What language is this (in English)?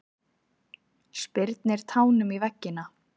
Icelandic